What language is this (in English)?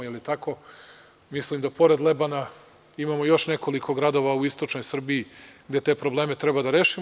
Serbian